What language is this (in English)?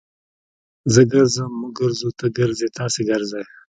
Pashto